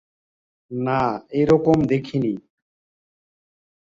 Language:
Bangla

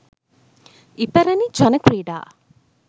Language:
Sinhala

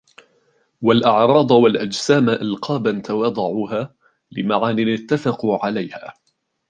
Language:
Arabic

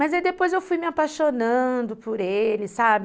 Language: Portuguese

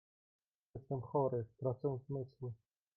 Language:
Polish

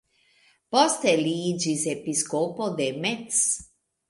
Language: Esperanto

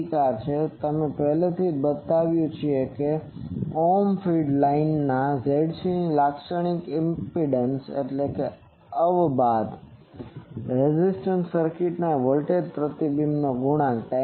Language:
Gujarati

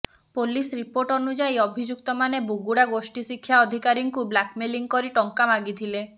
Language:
Odia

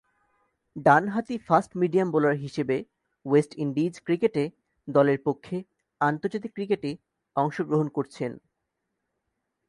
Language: Bangla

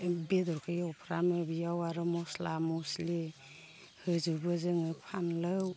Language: Bodo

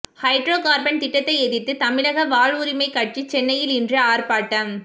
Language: Tamil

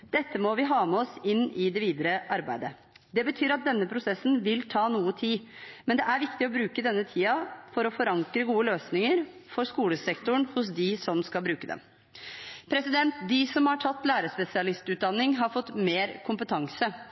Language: Norwegian Bokmål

